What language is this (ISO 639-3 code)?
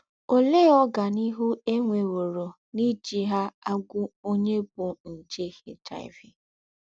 ibo